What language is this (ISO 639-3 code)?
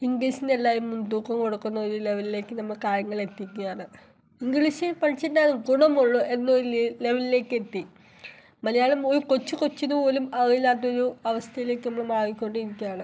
mal